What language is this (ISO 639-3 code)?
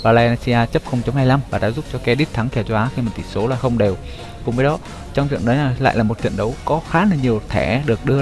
vie